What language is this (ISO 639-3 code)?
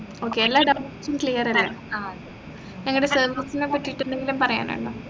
mal